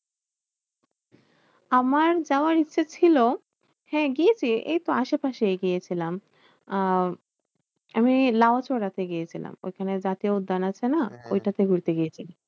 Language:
Bangla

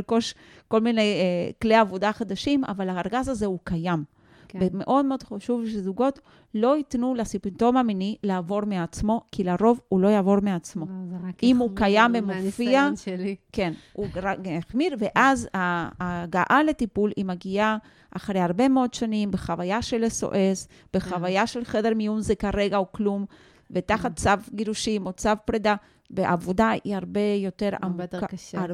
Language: Hebrew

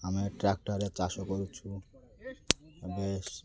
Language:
Odia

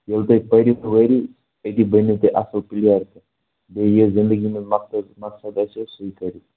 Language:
Kashmiri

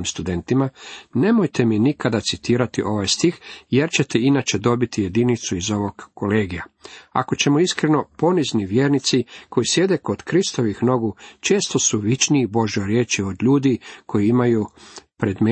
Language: Croatian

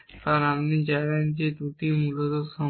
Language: Bangla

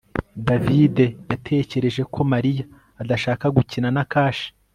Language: Kinyarwanda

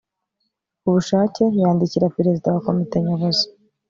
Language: Kinyarwanda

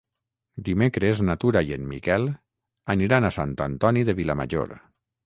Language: Catalan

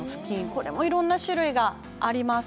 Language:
Japanese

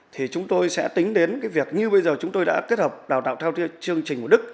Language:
Vietnamese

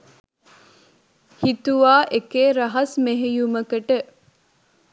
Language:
Sinhala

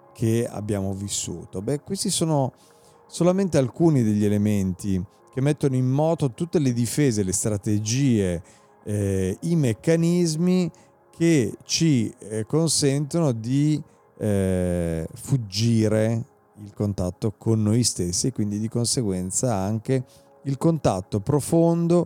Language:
Italian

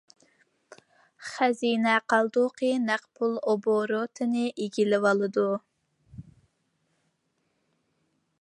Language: Uyghur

